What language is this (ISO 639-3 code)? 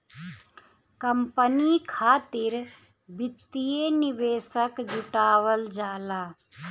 bho